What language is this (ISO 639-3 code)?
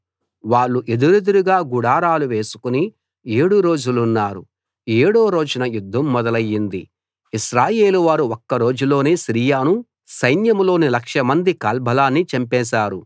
tel